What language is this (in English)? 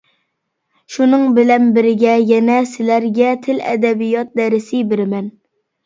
Uyghur